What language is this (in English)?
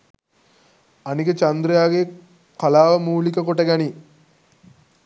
Sinhala